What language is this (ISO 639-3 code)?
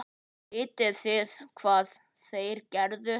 isl